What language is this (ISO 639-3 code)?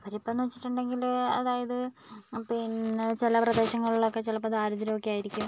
mal